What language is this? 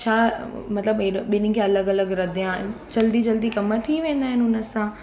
Sindhi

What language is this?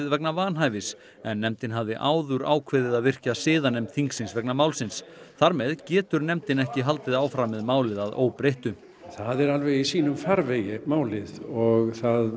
Icelandic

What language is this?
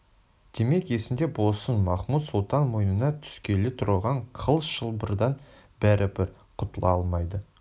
Kazakh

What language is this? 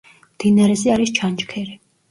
Georgian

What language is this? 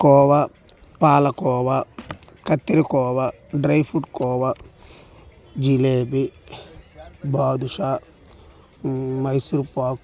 Telugu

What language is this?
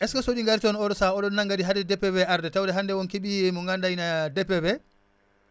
Wolof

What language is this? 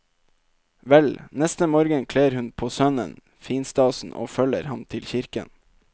Norwegian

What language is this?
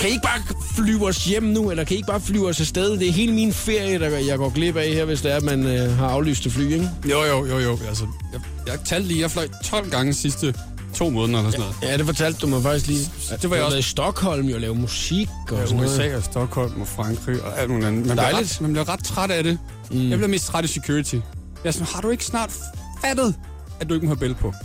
Danish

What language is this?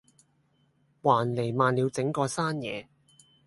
Cantonese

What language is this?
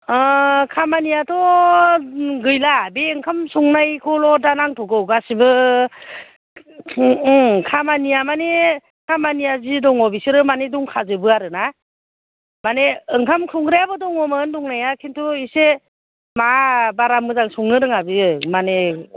Bodo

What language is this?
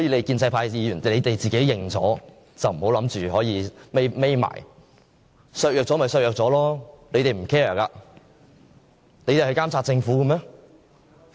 Cantonese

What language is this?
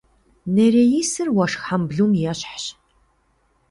Kabardian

